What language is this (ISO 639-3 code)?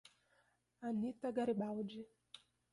por